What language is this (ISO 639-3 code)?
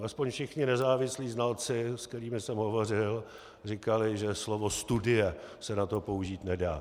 ces